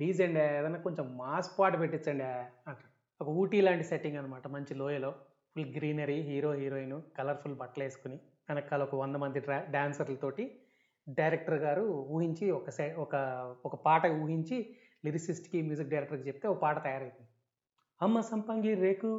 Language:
Telugu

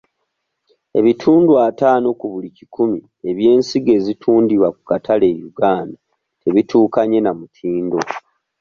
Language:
Ganda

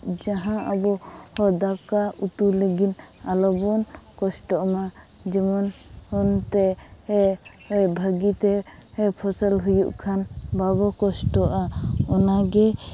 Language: Santali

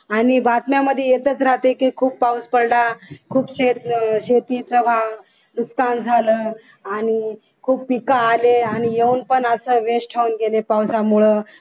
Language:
Marathi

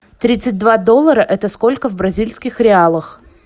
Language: Russian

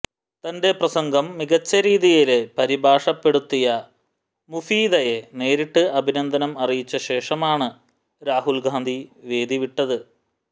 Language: Malayalam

